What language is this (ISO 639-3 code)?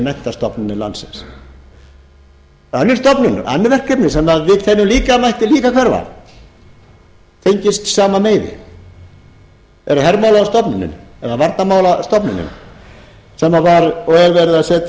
isl